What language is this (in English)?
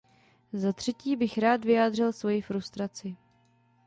Czech